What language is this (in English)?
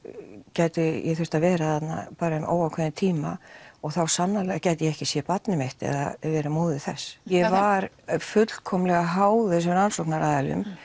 Icelandic